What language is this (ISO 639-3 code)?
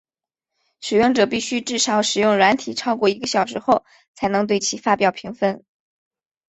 zho